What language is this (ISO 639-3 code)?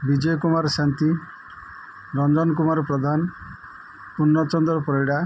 ori